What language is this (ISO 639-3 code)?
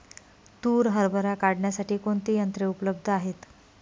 mar